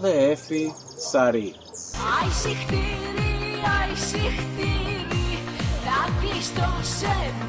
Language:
Greek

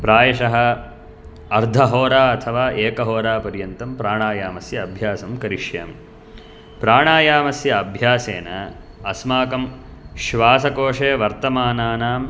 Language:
Sanskrit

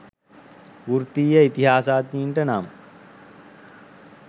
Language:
Sinhala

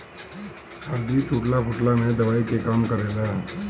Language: Bhojpuri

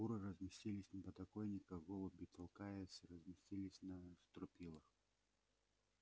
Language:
Russian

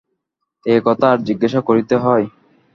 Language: Bangla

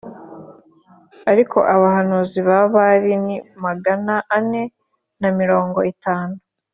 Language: Kinyarwanda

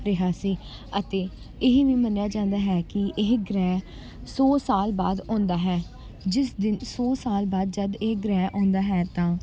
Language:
Punjabi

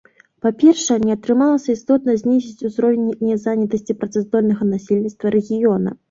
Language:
Belarusian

